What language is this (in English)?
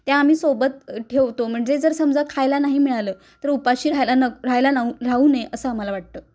Marathi